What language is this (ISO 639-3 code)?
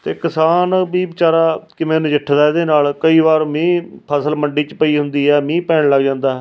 pan